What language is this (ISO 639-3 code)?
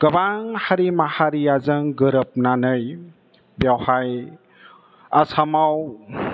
brx